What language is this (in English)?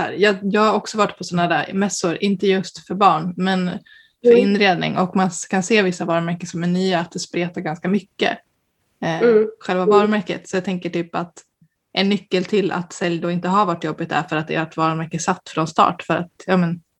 Swedish